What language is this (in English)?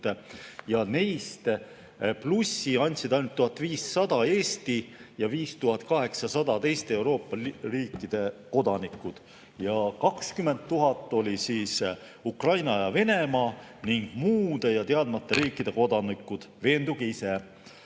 Estonian